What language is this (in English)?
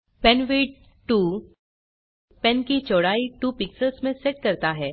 Hindi